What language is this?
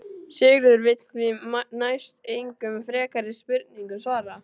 Icelandic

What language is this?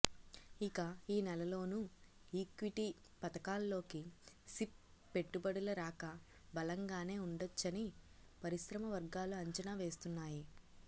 Telugu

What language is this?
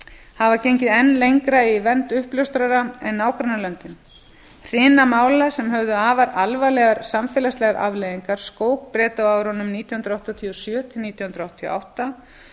Icelandic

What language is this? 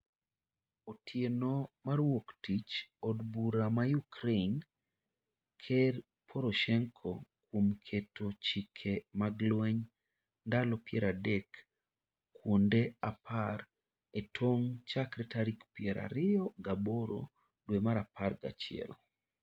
Luo (Kenya and Tanzania)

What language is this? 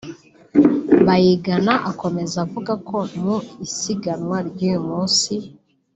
Kinyarwanda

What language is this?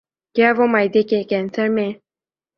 Urdu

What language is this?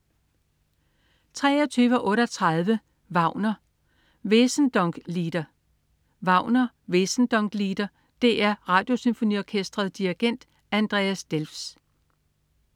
Danish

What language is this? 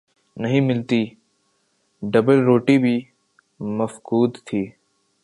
Urdu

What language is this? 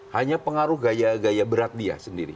Indonesian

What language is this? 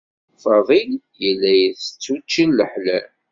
Kabyle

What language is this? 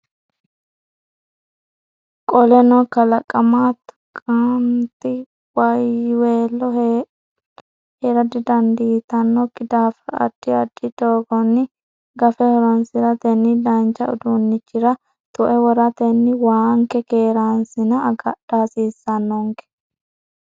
Sidamo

